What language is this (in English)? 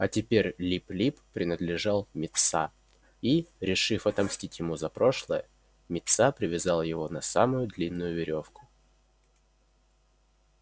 Russian